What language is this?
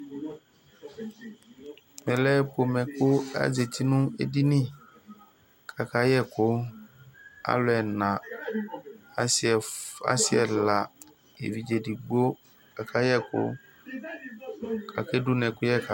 Ikposo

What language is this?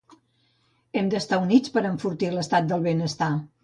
Catalan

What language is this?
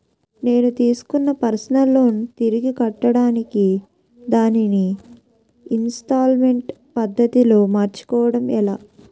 Telugu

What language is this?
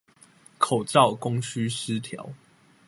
Chinese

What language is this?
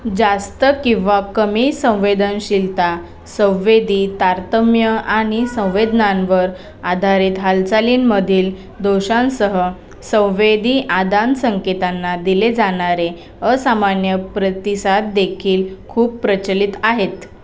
Marathi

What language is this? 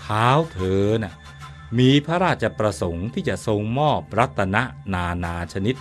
Thai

